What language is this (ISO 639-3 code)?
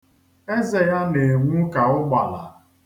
ibo